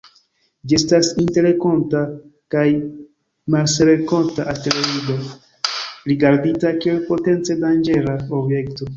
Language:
Esperanto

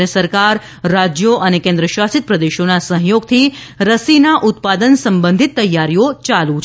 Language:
Gujarati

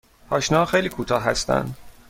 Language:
Persian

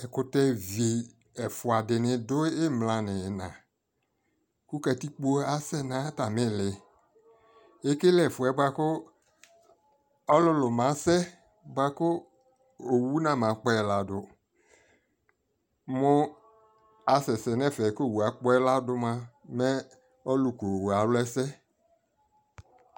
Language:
Ikposo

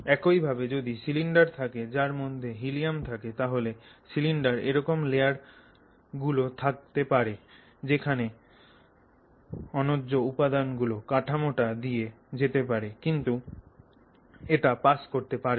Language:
Bangla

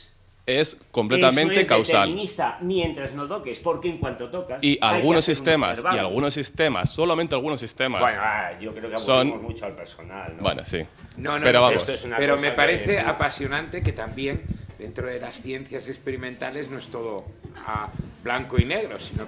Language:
Spanish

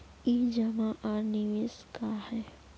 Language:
Magahi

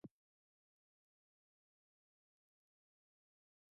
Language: Slovenian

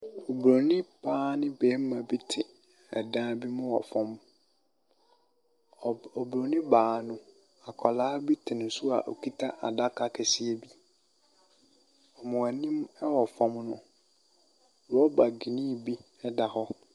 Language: Akan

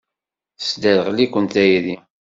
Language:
Kabyle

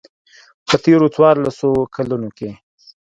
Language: Pashto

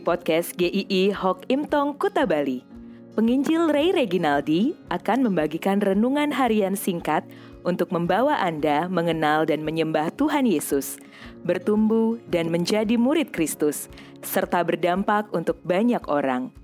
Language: Indonesian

